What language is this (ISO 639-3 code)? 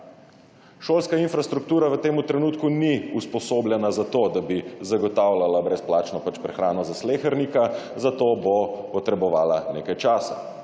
slv